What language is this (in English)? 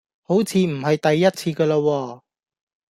Cantonese